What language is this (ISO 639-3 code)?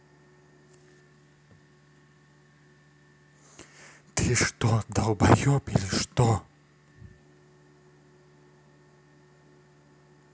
rus